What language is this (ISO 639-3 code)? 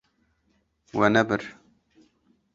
kur